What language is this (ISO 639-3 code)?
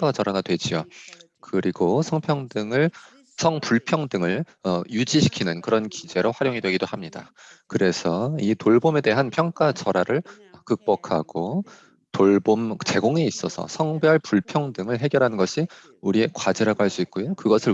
kor